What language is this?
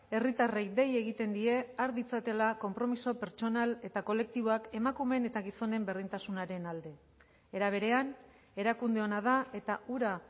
Basque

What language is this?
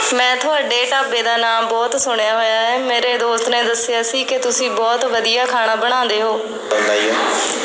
Punjabi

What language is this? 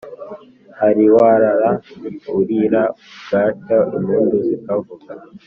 Kinyarwanda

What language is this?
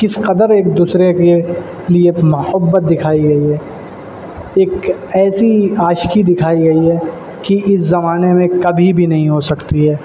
Urdu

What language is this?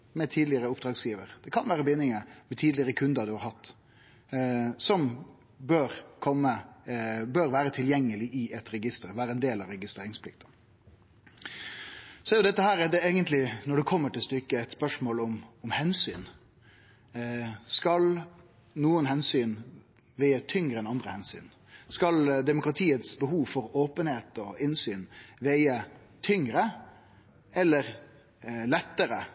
Norwegian Nynorsk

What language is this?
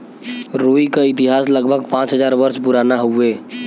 Bhojpuri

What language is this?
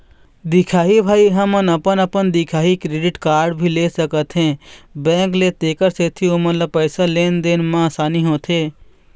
Chhattisgarhi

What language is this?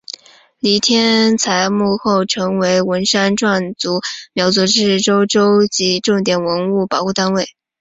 Chinese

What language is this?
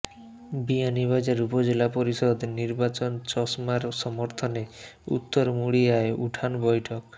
Bangla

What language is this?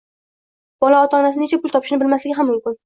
Uzbek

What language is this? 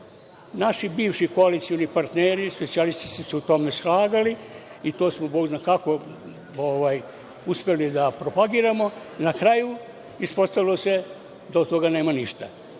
Serbian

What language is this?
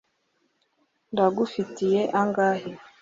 Kinyarwanda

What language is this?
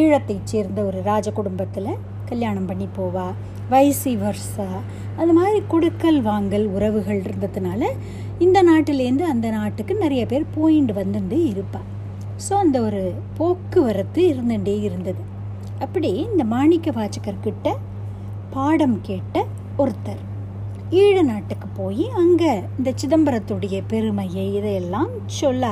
Tamil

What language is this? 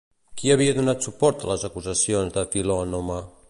Catalan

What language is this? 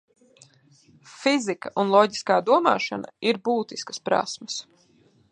Latvian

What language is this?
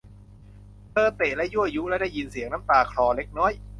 Thai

